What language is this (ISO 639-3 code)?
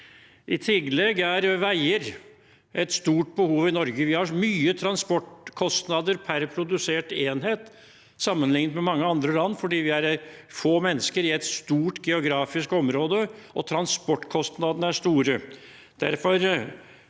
nor